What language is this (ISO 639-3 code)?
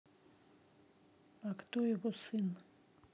rus